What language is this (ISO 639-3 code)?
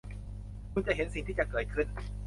tha